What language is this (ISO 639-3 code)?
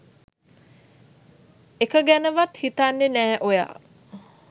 sin